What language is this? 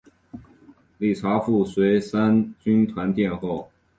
Chinese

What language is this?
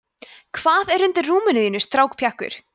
Icelandic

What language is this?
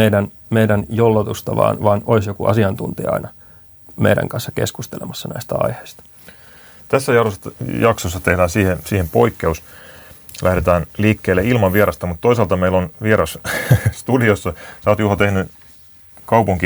Finnish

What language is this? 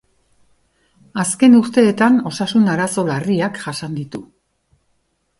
Basque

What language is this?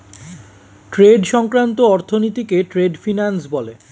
Bangla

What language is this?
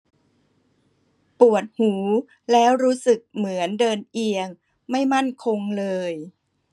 Thai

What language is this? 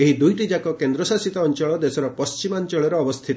Odia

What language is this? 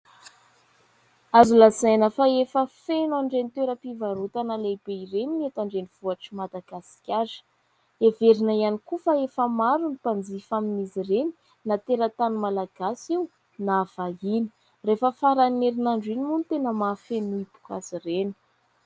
Malagasy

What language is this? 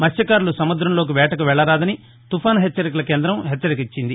Telugu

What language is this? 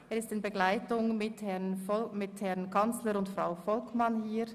Swiss German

